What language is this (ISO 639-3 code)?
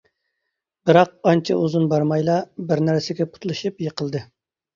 uig